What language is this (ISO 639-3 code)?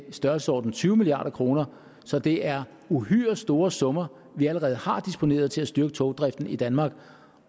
dan